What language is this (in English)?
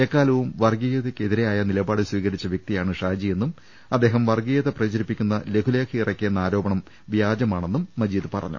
Malayalam